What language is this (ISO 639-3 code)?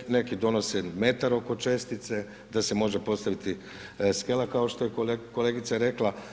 hrv